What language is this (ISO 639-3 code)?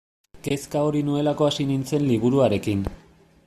eus